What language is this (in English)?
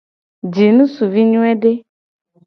Gen